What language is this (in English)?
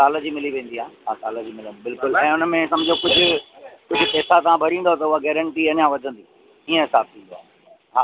Sindhi